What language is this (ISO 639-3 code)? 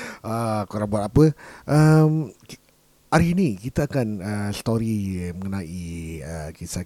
msa